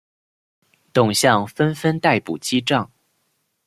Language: Chinese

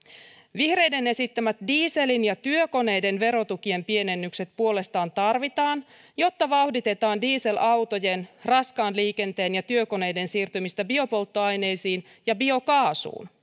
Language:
Finnish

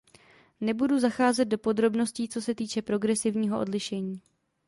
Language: Czech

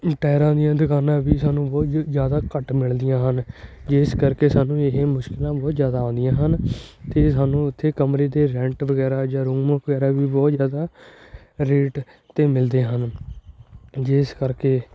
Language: Punjabi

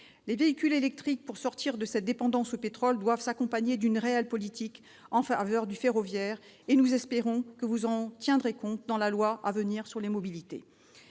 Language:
French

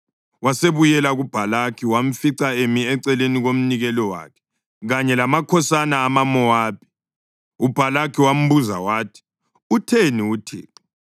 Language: North Ndebele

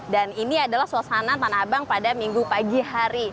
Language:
Indonesian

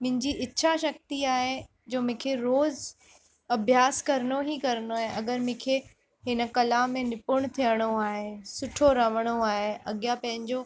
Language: Sindhi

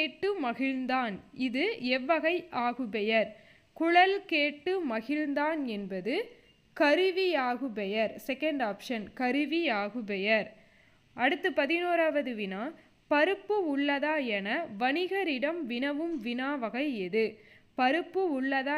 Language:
Tamil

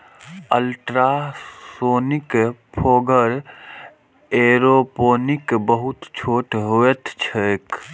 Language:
Maithili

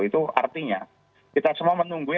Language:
Indonesian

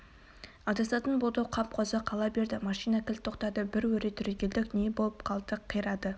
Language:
Kazakh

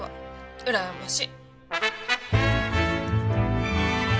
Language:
Japanese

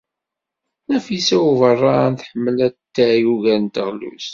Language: Kabyle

